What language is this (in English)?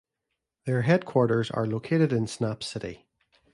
English